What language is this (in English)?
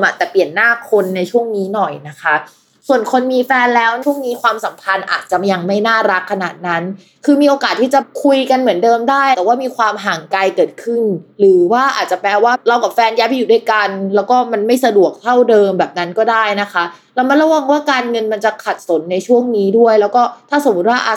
Thai